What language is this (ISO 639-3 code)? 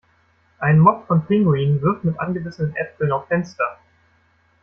deu